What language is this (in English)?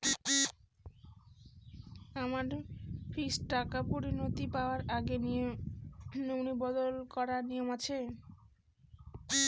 Bangla